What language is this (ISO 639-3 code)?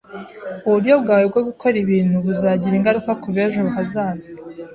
kin